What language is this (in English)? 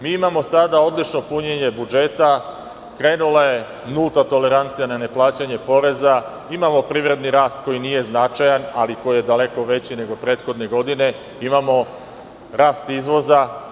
Serbian